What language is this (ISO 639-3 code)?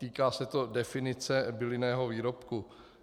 ces